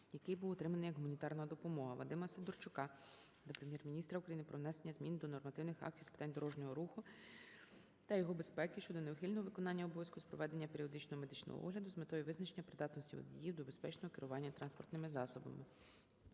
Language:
Ukrainian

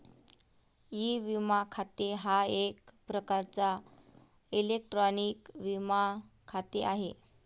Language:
Marathi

